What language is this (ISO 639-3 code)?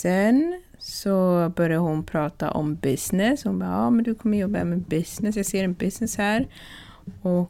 swe